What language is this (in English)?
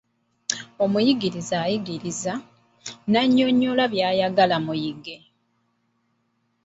Ganda